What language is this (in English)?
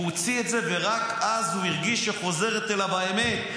Hebrew